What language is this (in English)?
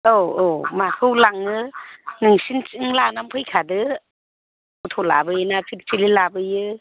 Bodo